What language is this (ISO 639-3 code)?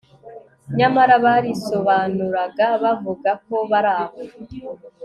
kin